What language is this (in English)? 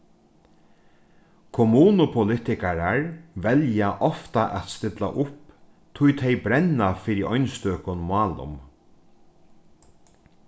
Faroese